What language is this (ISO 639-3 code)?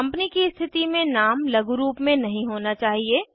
hin